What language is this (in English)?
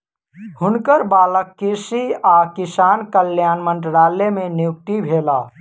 Maithili